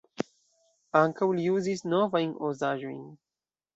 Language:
Esperanto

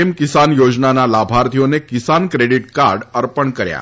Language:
Gujarati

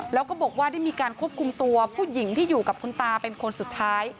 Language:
Thai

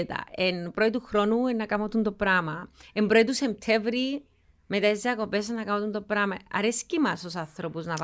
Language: Greek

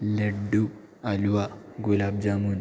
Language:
Malayalam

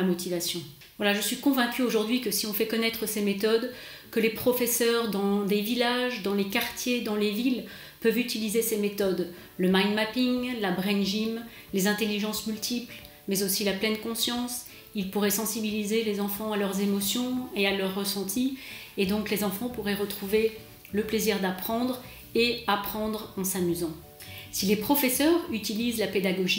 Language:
French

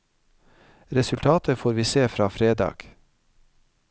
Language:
Norwegian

